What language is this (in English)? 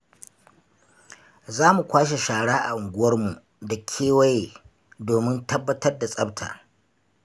Hausa